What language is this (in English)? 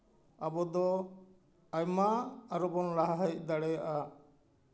Santali